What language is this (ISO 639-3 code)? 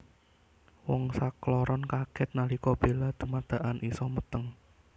jav